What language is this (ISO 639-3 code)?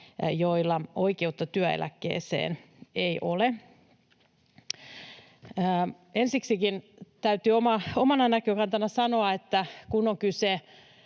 fin